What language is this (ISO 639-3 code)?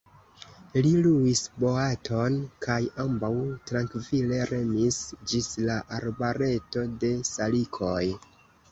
epo